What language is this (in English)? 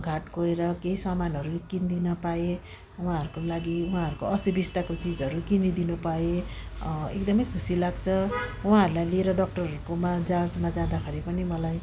Nepali